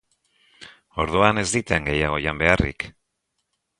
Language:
Basque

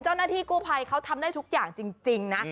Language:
Thai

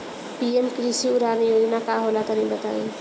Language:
Bhojpuri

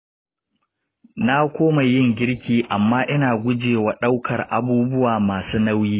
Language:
Hausa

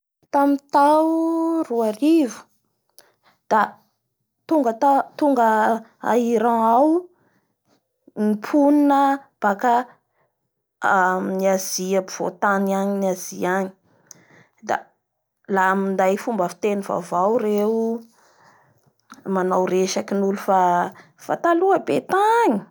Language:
Bara Malagasy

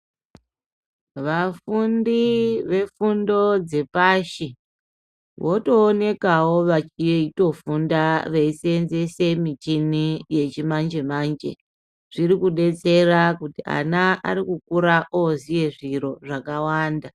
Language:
Ndau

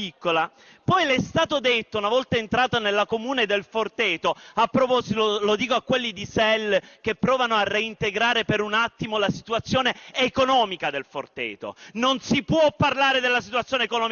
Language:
Italian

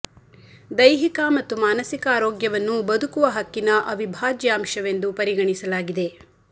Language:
Kannada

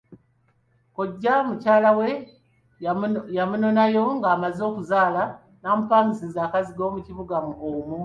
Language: Ganda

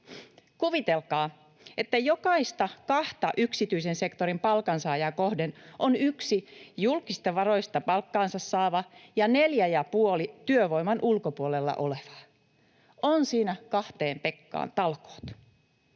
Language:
Finnish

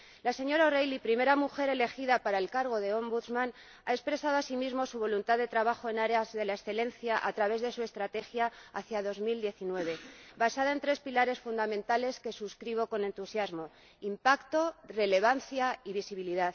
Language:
Spanish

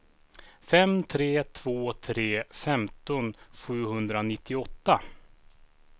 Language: Swedish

